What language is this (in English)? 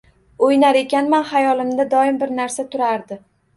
Uzbek